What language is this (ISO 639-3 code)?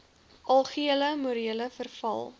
afr